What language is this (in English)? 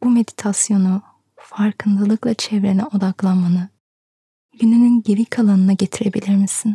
Turkish